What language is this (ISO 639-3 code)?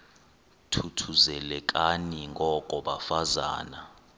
xho